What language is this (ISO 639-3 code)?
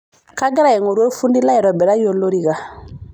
mas